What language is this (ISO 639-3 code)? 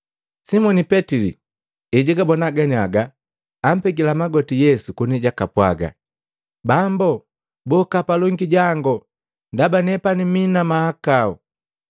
mgv